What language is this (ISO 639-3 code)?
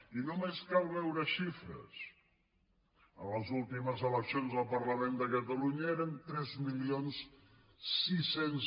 cat